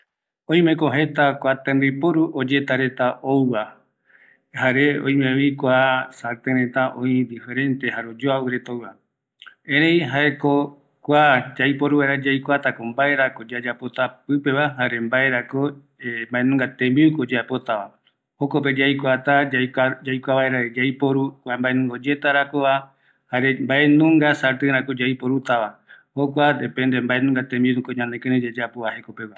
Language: Eastern Bolivian Guaraní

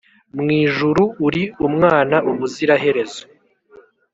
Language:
Kinyarwanda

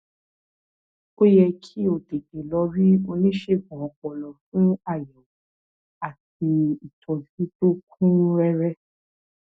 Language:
Yoruba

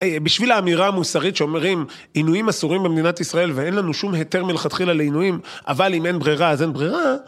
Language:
Hebrew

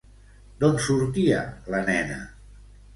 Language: Catalan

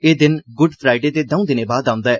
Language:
Dogri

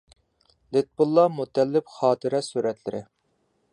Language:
Uyghur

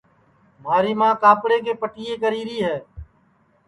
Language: Sansi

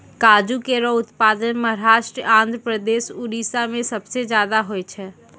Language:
Maithili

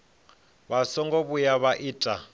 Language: Venda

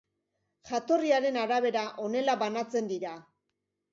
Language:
Basque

